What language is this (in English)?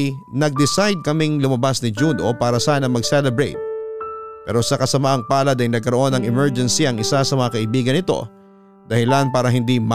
Filipino